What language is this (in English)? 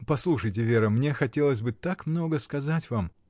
Russian